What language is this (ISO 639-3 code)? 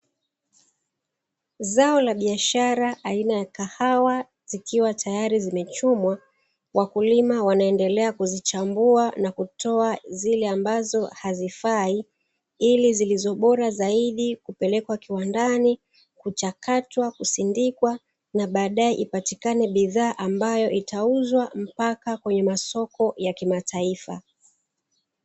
swa